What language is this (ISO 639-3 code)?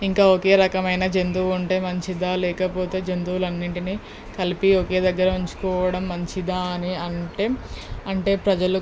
tel